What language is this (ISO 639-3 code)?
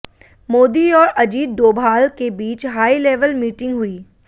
hin